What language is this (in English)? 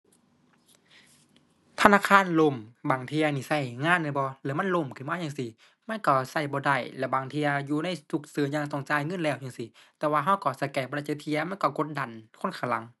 Thai